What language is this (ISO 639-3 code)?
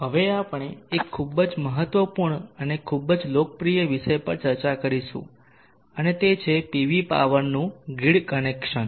guj